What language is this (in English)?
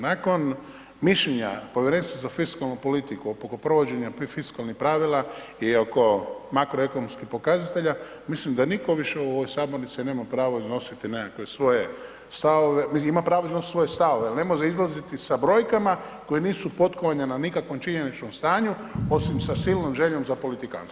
Croatian